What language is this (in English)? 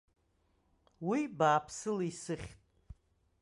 Abkhazian